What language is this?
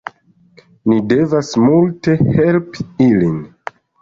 Esperanto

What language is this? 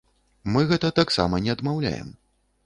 Belarusian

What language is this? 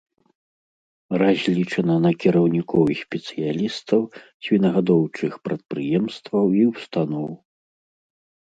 Belarusian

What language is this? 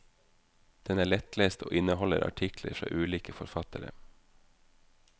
Norwegian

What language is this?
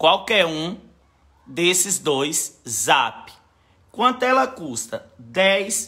Portuguese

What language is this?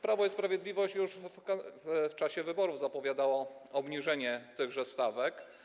Polish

